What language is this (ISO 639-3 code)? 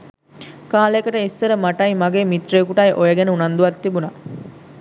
sin